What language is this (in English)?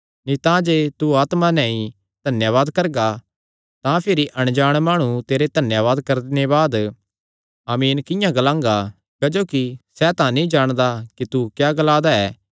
Kangri